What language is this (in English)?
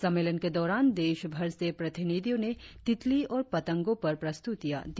Hindi